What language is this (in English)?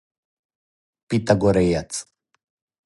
Serbian